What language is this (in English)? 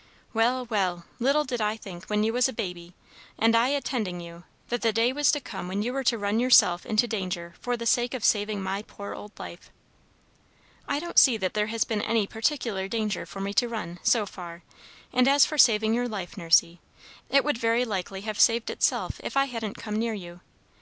English